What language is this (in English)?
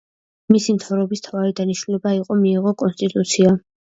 Georgian